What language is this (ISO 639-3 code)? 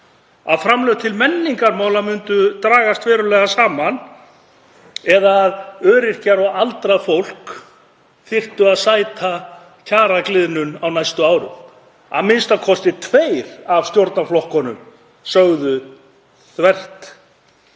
isl